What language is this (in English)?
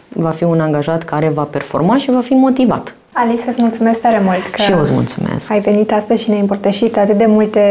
Romanian